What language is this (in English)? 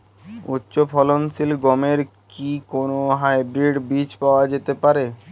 Bangla